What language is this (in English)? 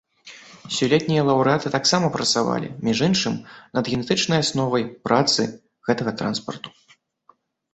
Belarusian